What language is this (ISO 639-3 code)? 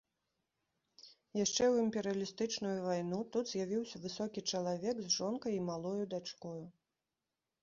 bel